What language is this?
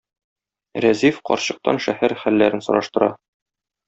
Tatar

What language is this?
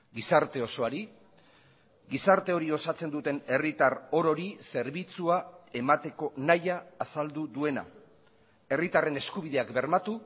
Basque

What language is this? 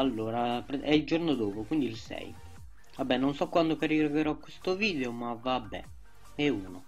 Italian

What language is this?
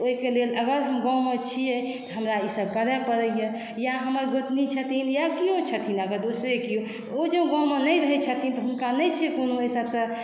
Maithili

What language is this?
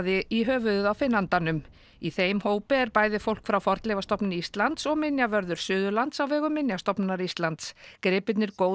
Icelandic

